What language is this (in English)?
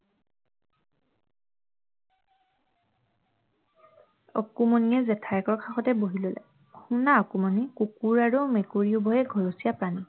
Assamese